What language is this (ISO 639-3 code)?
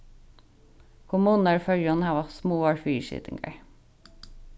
fao